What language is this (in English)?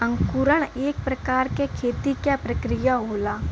Bhojpuri